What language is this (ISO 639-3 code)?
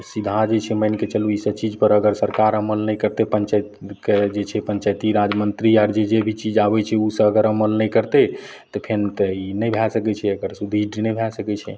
mai